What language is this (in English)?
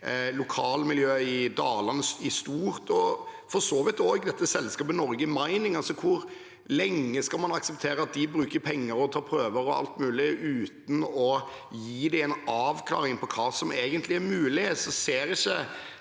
Norwegian